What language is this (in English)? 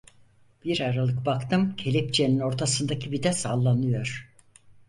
Turkish